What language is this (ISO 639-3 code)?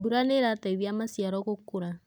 kik